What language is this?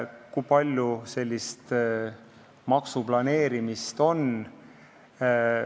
Estonian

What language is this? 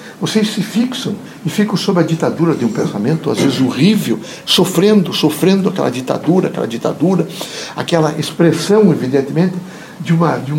Portuguese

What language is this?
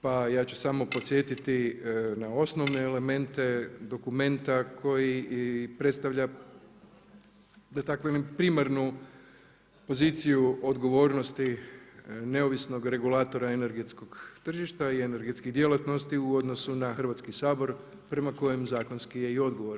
Croatian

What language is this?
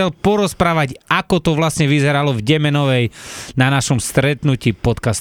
Slovak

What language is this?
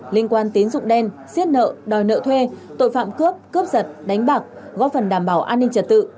Vietnamese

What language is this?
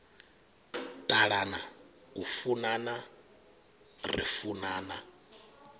Venda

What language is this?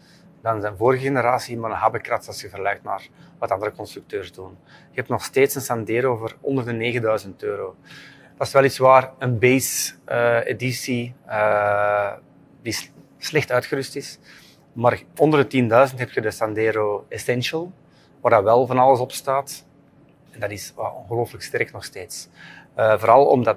Dutch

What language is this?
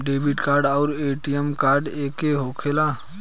Bhojpuri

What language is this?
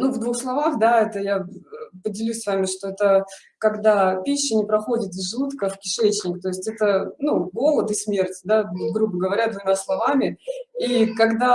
Russian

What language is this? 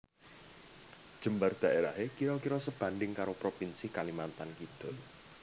Javanese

